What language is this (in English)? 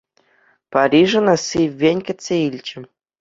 Chuvash